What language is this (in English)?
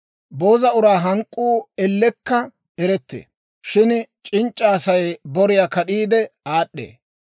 Dawro